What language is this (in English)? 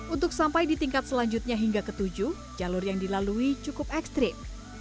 Indonesian